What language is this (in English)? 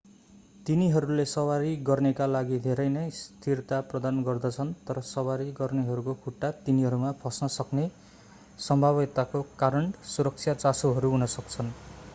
Nepali